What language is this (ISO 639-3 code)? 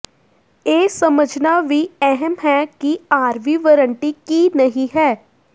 pan